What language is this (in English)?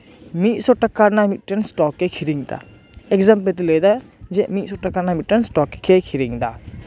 Santali